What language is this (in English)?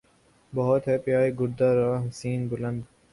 Urdu